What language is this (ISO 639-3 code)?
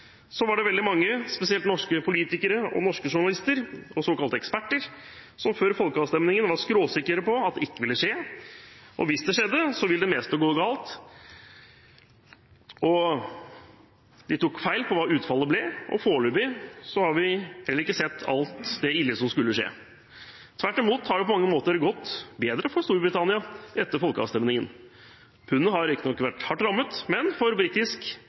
nob